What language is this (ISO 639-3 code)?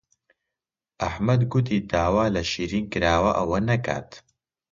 ckb